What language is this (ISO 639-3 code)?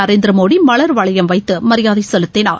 tam